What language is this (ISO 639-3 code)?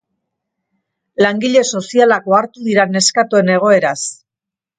eus